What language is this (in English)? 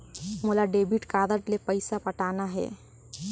Chhattisgarhi